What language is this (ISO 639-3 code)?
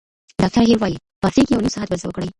pus